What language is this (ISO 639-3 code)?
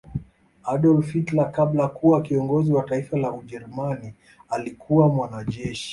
swa